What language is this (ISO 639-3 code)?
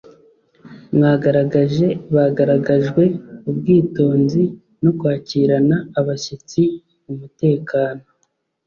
kin